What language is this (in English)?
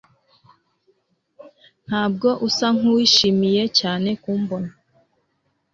Kinyarwanda